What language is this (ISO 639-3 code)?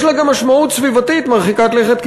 heb